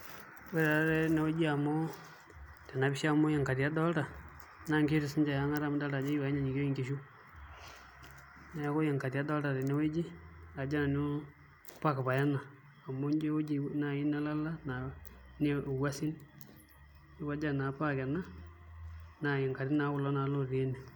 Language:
Masai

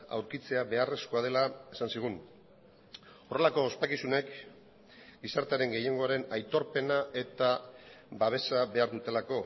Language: Basque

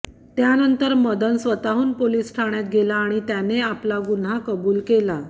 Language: Marathi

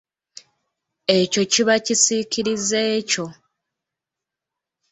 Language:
Ganda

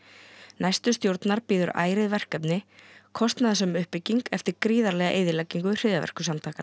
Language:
Icelandic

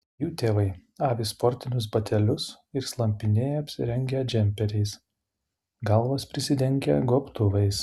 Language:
Lithuanian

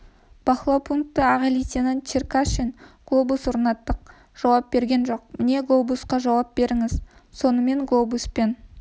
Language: Kazakh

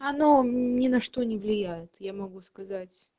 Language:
Russian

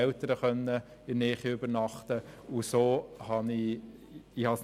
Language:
Swiss German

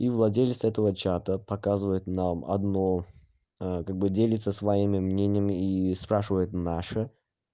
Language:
Russian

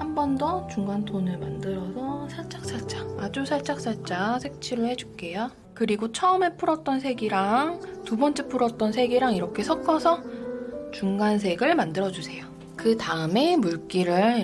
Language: Korean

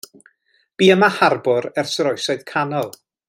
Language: Welsh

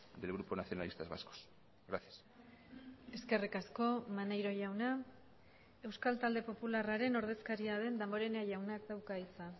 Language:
Basque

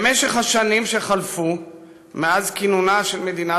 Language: Hebrew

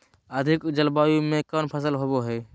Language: Magahi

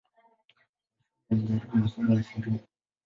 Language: Swahili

